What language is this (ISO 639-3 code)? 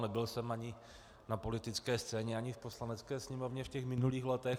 ces